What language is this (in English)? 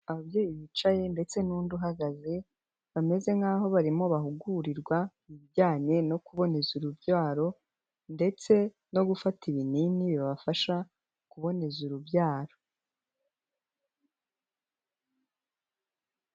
Kinyarwanda